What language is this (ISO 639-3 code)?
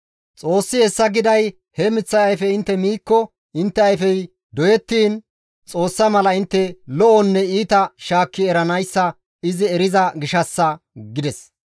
gmv